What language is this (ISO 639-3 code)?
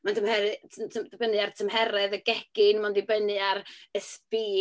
cym